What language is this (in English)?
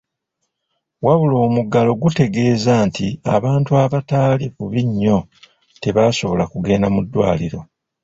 Ganda